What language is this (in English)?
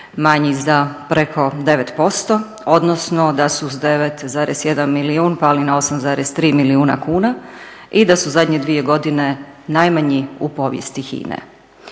Croatian